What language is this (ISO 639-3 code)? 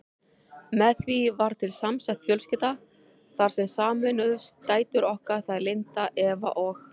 isl